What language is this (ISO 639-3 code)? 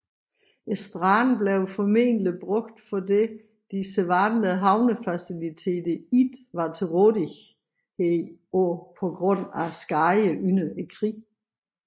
dan